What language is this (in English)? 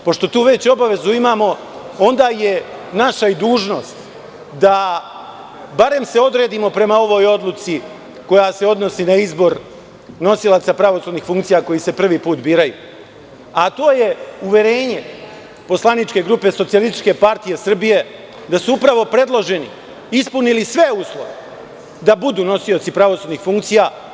Serbian